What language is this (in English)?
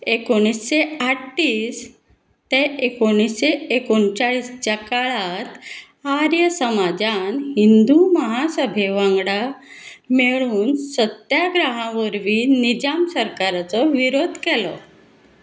Konkani